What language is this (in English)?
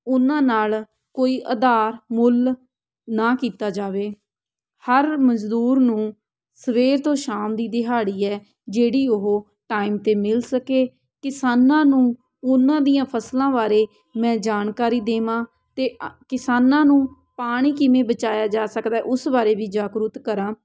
Punjabi